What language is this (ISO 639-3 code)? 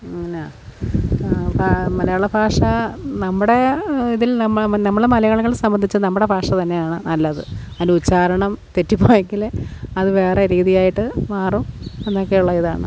mal